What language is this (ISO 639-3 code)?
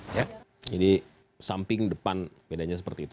ind